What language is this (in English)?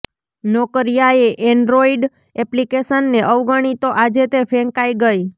Gujarati